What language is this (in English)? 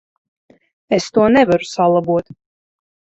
Latvian